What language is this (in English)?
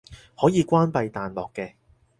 Cantonese